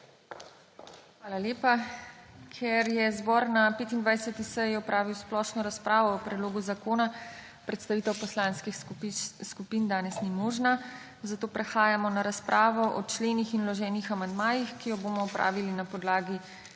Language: Slovenian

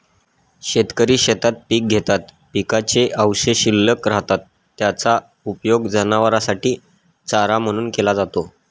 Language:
Marathi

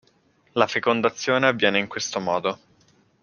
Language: Italian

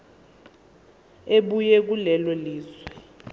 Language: Zulu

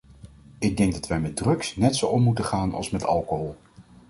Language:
Dutch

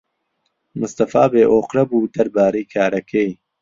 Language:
Central Kurdish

